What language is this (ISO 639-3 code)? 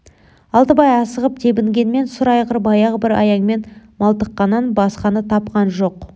kaz